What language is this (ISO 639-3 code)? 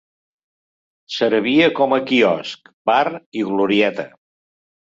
cat